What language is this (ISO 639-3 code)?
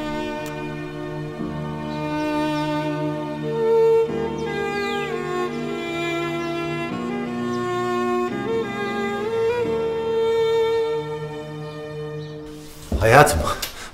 tur